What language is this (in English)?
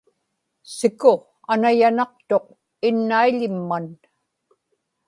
Inupiaq